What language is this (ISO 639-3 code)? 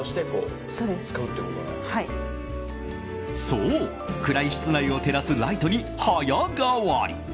jpn